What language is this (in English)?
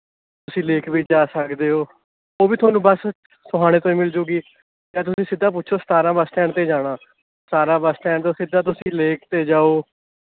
Punjabi